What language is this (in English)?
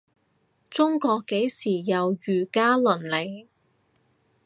Cantonese